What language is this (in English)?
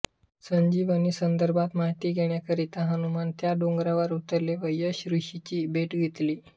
Marathi